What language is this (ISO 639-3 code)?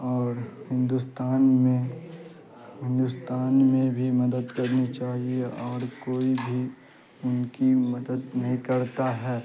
urd